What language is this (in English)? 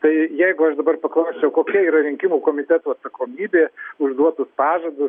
Lithuanian